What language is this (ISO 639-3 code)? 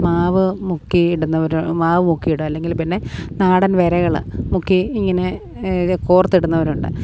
mal